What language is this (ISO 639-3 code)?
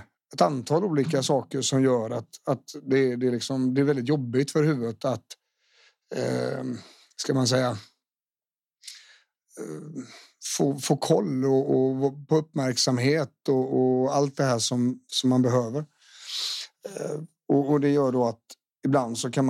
swe